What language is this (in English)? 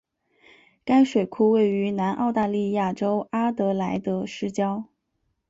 Chinese